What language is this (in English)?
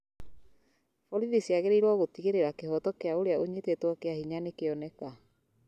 Kikuyu